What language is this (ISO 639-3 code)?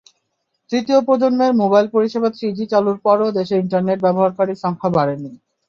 ben